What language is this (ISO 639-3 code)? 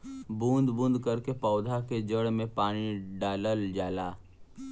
bho